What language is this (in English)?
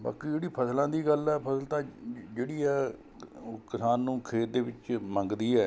Punjabi